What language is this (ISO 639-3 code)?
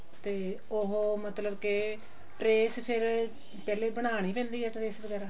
pan